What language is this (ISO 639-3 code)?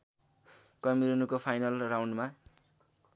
nep